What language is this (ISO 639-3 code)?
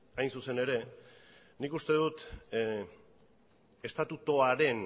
eus